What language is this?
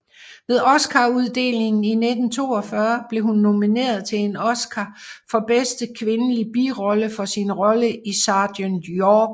Danish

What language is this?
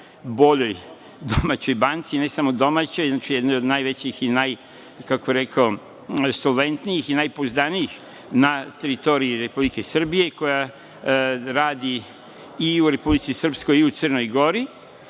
Serbian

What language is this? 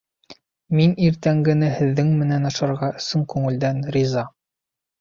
Bashkir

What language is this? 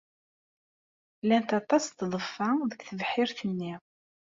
Kabyle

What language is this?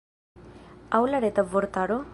Esperanto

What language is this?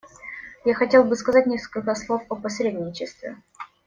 Russian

